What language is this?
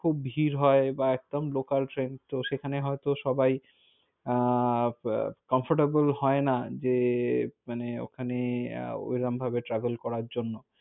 Bangla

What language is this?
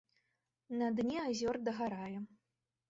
Belarusian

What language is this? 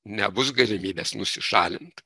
Lithuanian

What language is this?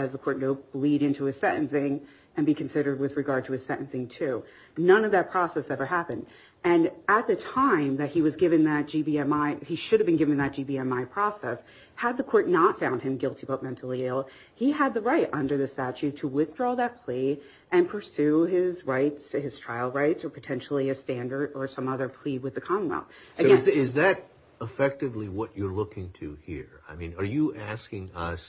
English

